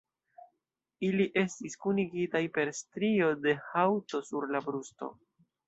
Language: Esperanto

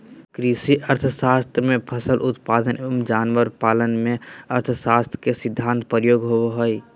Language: Magahi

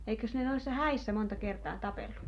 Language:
Finnish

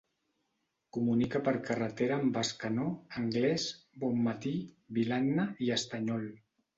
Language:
Catalan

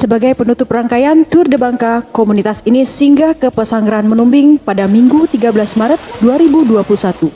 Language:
Indonesian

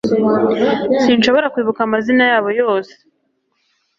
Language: Kinyarwanda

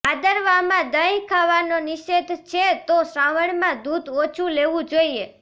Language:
Gujarati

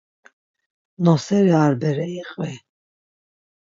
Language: Laz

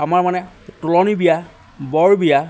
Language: Assamese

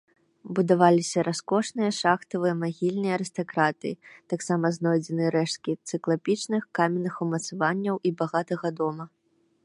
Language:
Belarusian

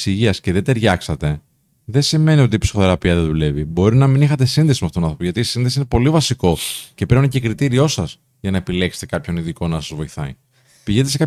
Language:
Greek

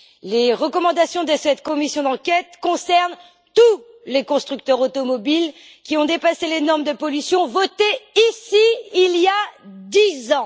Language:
French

